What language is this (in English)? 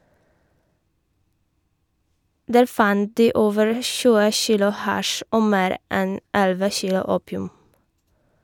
Norwegian